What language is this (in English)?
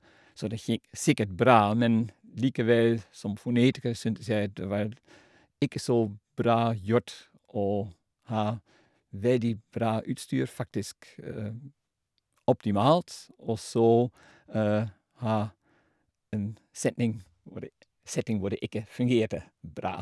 Norwegian